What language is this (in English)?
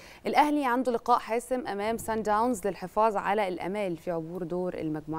Arabic